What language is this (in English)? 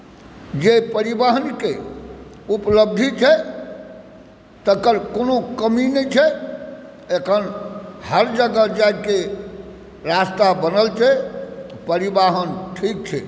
Maithili